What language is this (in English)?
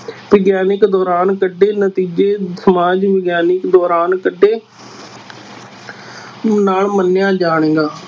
Punjabi